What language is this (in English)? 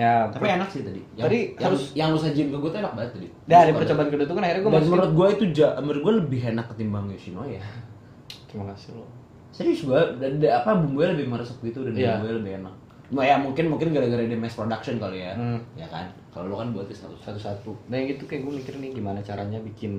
Indonesian